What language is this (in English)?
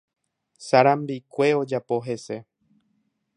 Guarani